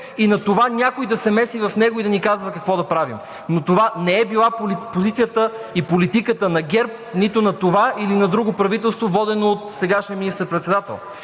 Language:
Bulgarian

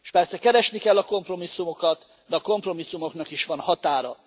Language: Hungarian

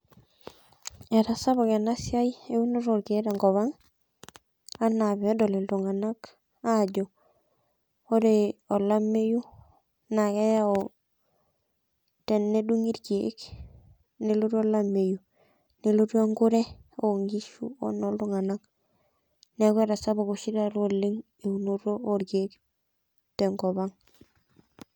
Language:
Masai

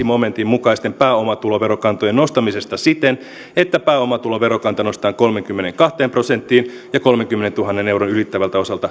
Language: Finnish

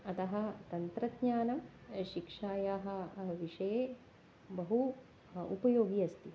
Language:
Sanskrit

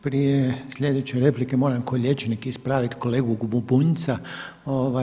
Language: Croatian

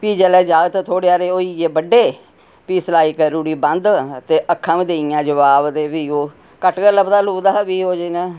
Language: Dogri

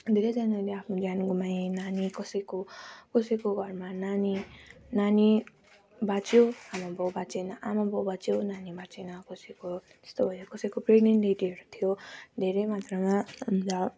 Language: Nepali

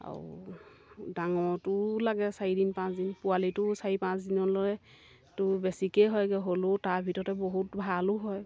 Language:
Assamese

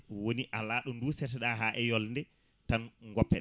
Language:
Fula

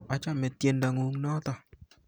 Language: Kalenjin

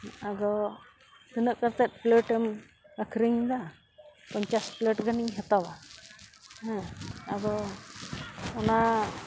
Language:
Santali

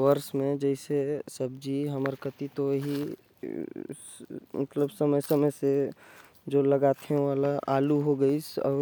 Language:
Korwa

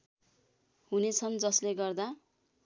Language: Nepali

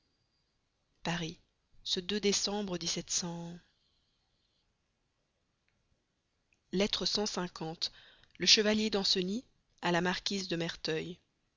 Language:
French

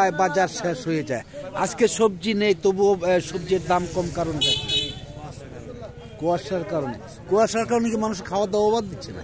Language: Turkish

